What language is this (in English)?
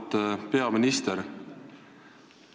Estonian